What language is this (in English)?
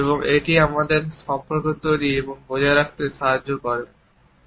Bangla